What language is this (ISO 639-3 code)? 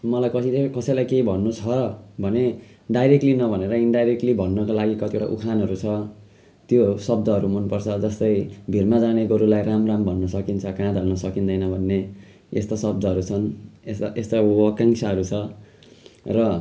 nep